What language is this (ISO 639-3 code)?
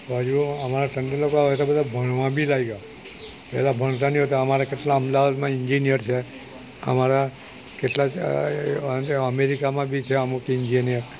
guj